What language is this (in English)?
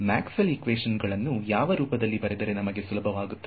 Kannada